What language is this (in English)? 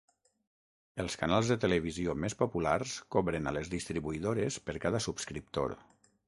Catalan